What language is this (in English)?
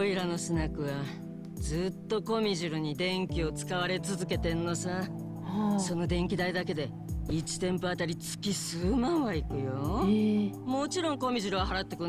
Japanese